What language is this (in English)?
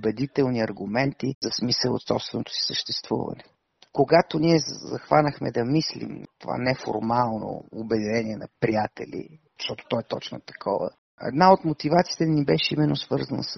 Bulgarian